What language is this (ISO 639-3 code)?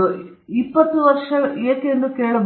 kan